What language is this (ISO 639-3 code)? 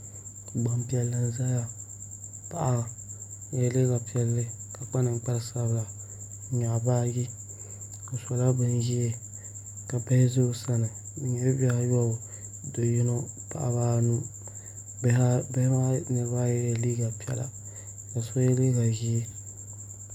dag